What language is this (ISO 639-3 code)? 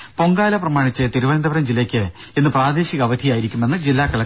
mal